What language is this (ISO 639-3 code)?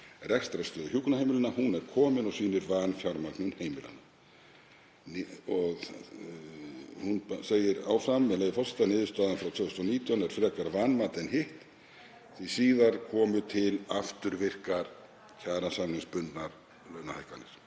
isl